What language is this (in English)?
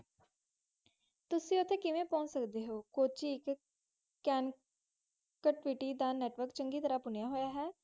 Punjabi